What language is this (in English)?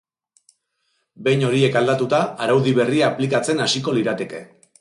Basque